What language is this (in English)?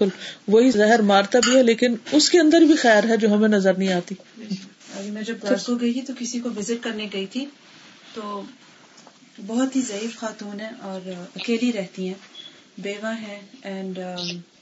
Urdu